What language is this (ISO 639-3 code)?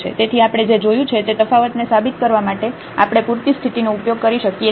guj